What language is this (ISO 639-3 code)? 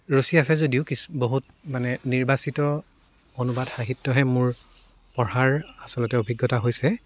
asm